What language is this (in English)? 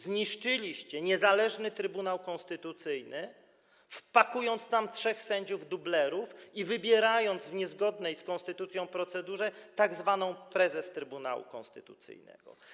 Polish